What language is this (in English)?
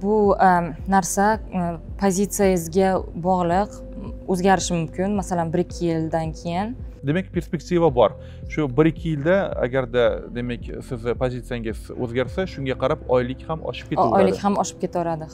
Turkish